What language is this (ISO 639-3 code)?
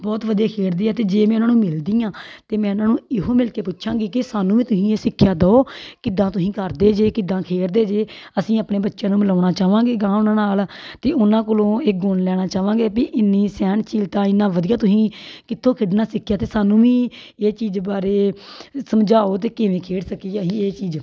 pan